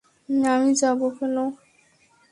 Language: Bangla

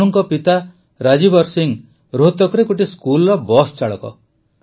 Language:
Odia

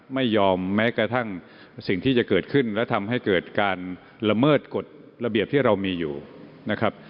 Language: Thai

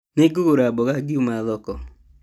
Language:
Kikuyu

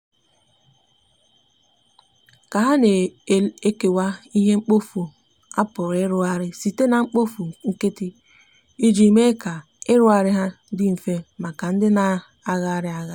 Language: Igbo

